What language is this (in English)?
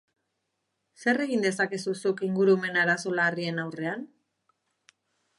Basque